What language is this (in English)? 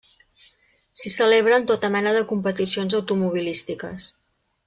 Catalan